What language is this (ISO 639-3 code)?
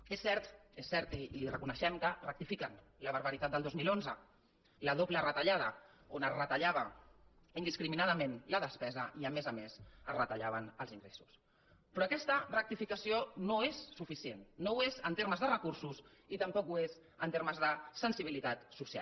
cat